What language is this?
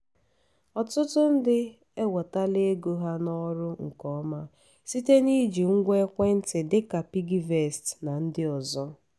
Igbo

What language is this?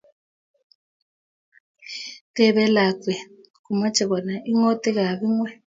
Kalenjin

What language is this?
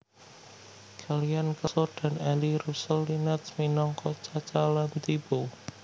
Javanese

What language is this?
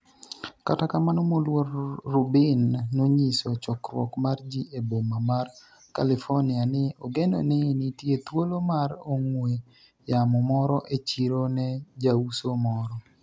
Luo (Kenya and Tanzania)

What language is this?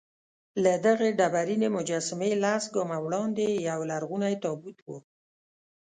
Pashto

